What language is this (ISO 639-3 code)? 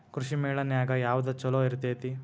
kan